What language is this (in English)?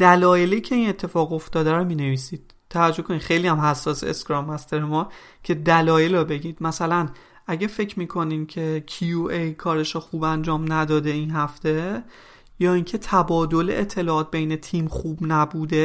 Persian